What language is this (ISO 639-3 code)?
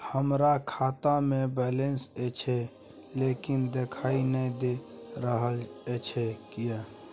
mai